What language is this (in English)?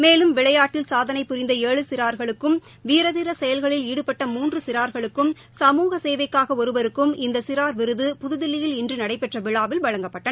Tamil